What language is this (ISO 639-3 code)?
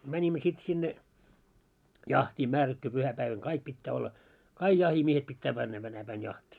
fin